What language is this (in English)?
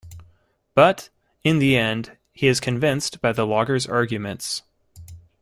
English